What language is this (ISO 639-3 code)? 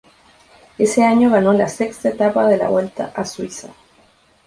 spa